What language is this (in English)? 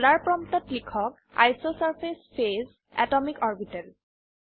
Assamese